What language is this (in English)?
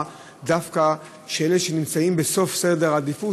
Hebrew